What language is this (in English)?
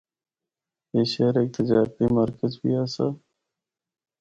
Northern Hindko